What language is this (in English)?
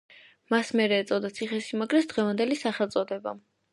Georgian